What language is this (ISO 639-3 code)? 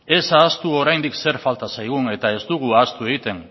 eus